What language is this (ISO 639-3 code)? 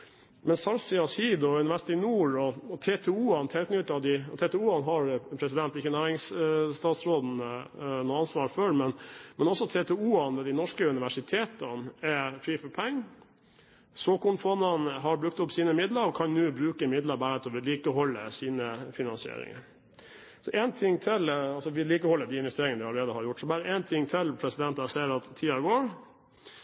nob